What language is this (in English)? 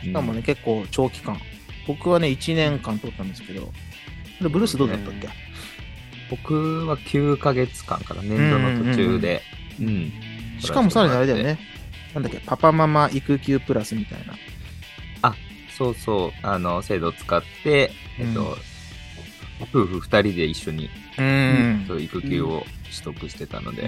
Japanese